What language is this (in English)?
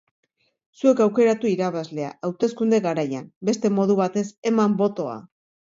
Basque